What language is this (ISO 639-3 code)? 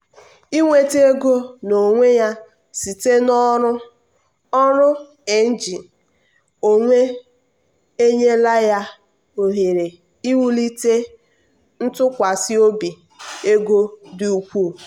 ibo